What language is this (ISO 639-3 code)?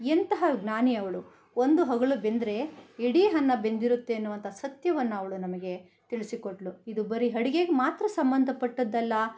kan